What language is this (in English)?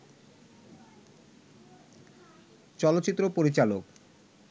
Bangla